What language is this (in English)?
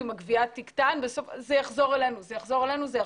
Hebrew